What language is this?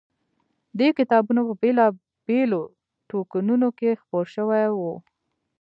Pashto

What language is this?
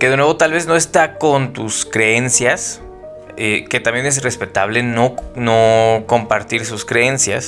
Spanish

